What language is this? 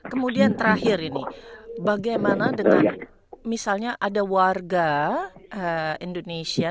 Indonesian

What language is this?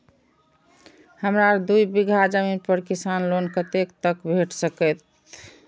Maithili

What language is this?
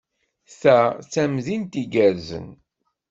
Kabyle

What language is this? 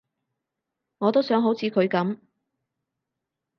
Cantonese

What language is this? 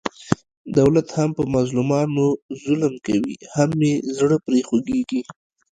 Pashto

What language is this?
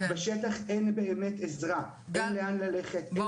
Hebrew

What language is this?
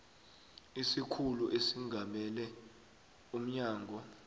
South Ndebele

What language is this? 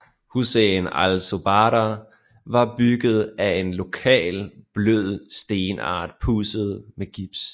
Danish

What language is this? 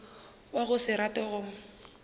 Northern Sotho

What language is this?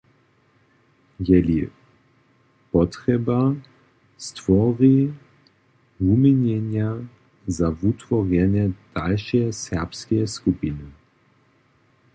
Upper Sorbian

